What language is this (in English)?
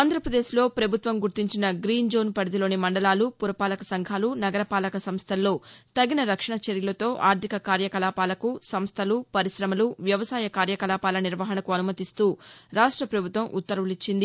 Telugu